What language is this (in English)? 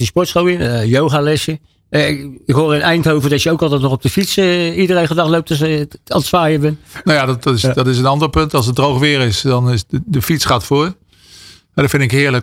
Dutch